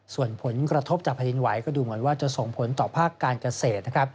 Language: Thai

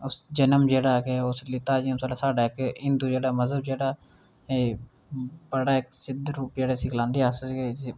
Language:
Dogri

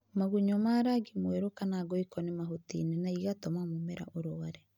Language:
Kikuyu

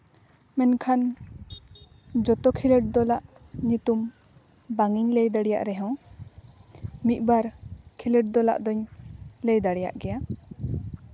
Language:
Santali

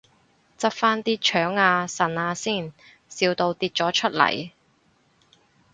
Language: Cantonese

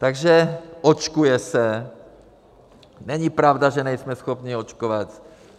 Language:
Czech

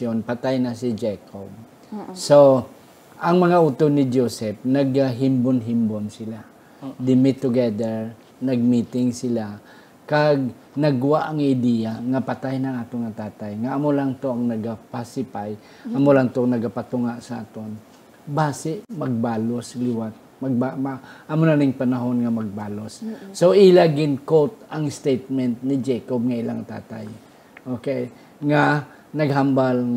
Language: Filipino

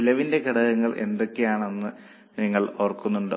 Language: Malayalam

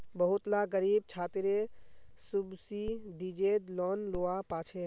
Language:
Magahi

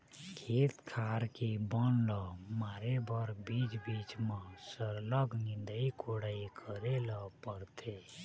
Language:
Chhattisgarhi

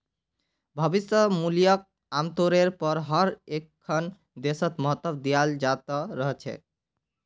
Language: Magahi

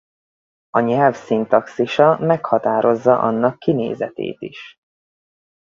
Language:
Hungarian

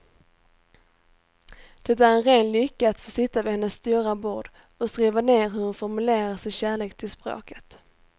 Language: Swedish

